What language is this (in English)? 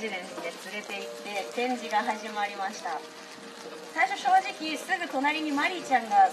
Japanese